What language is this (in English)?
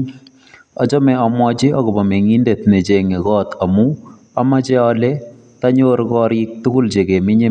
Kalenjin